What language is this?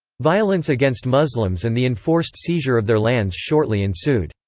English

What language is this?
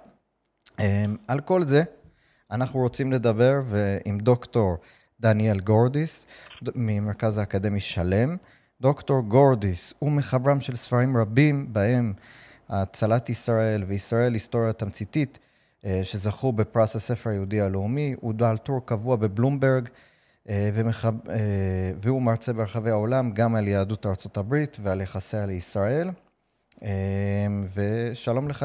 Hebrew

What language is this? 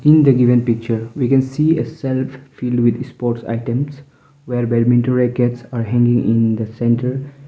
English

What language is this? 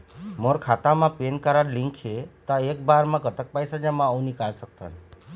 Chhattisgarhi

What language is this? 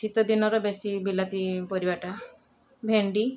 Odia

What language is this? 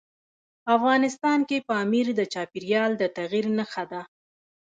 Pashto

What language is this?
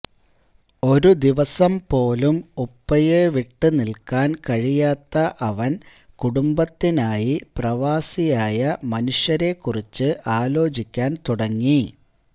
Malayalam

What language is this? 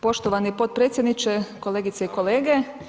Croatian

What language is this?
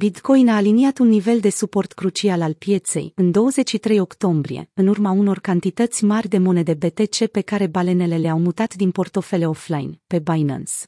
Romanian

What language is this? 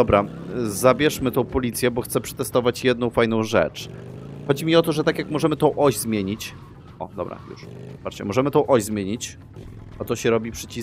Polish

